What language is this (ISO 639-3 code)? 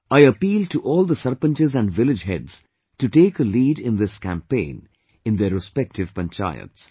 eng